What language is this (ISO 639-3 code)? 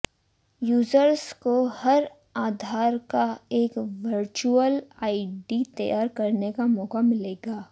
hin